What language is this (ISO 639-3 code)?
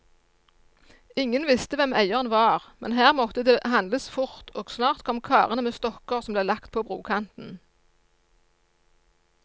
nor